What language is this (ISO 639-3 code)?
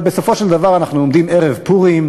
heb